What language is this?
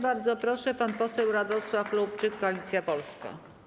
Polish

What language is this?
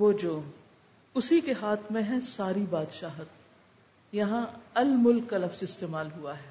Urdu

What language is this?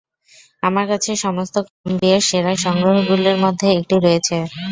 Bangla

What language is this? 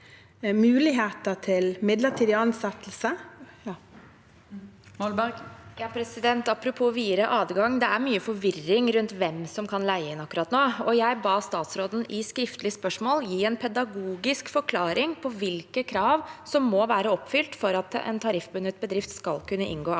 Norwegian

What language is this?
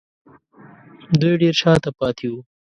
Pashto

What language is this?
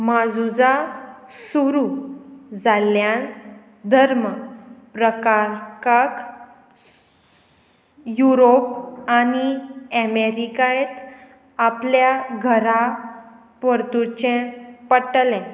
Konkani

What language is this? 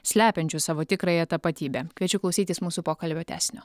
Lithuanian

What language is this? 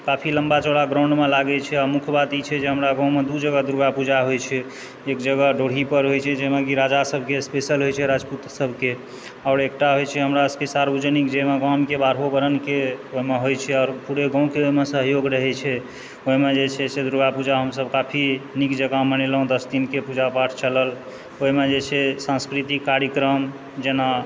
Maithili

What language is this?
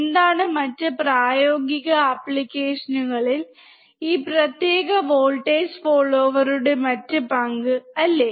Malayalam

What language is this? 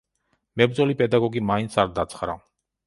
Georgian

